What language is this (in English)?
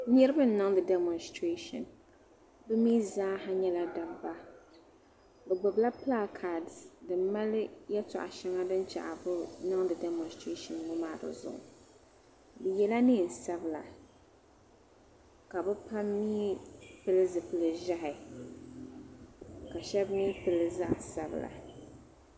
Dagbani